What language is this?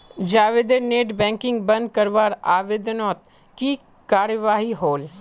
Magahi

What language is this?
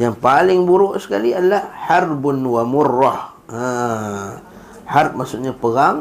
Malay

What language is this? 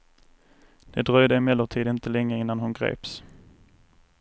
Swedish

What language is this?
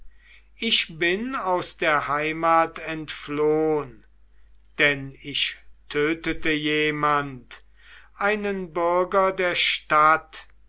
German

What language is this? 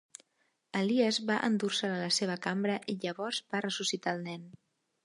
Catalan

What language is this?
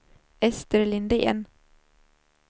Swedish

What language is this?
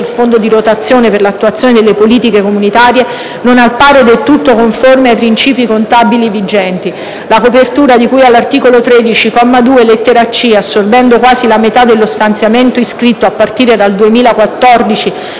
Italian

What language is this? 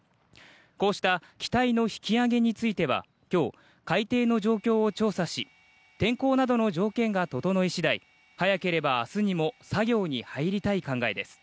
Japanese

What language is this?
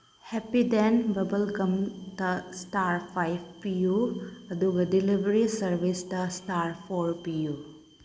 Manipuri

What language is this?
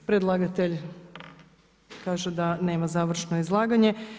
Croatian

